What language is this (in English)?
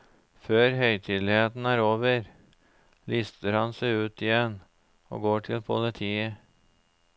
Norwegian